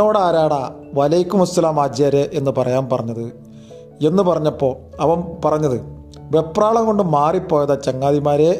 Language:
Malayalam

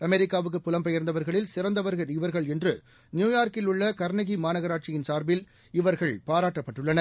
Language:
Tamil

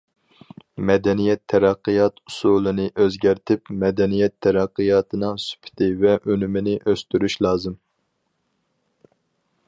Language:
Uyghur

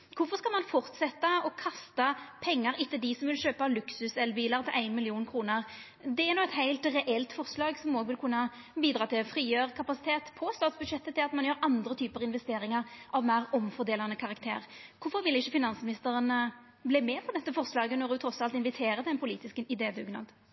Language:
Norwegian Nynorsk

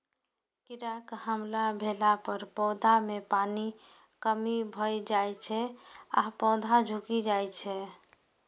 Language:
Maithili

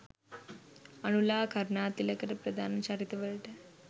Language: Sinhala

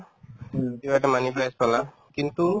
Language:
Assamese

